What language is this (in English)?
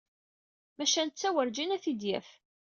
Kabyle